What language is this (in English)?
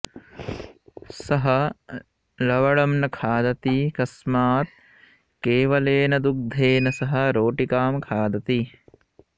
Sanskrit